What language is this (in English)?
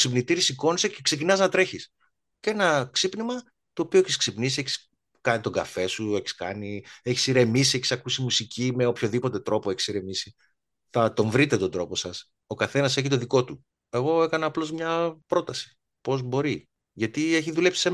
Greek